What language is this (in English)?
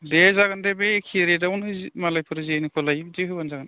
Bodo